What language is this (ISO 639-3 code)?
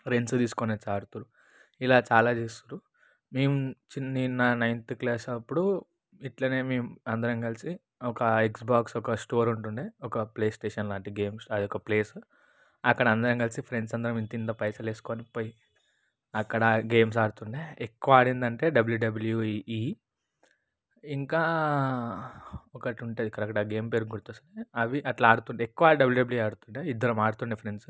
tel